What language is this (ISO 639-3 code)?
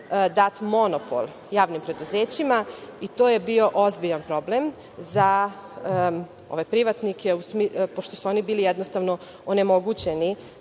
srp